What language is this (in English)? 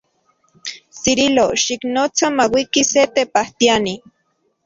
Central Puebla Nahuatl